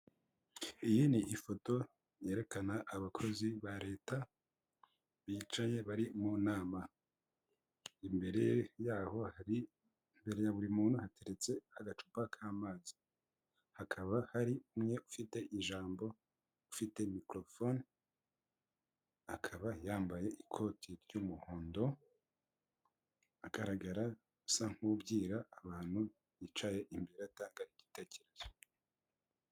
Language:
Kinyarwanda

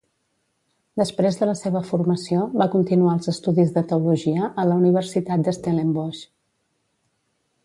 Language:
Catalan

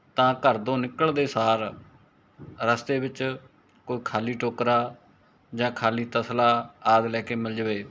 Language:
Punjabi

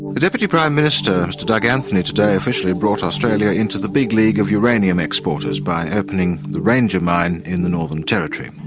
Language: English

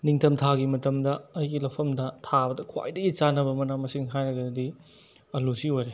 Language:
Manipuri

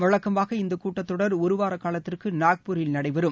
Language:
Tamil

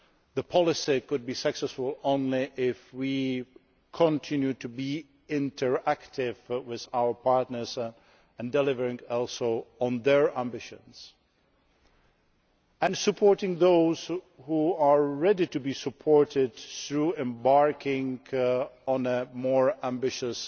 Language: English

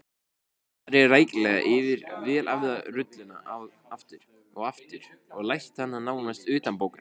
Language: Icelandic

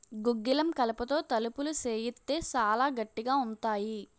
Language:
Telugu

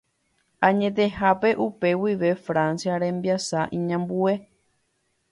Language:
Guarani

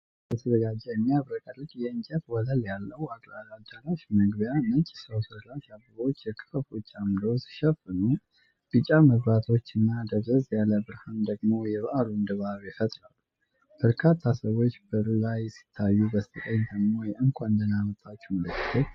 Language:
Amharic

